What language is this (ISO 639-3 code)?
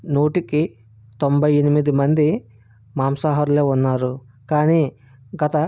tel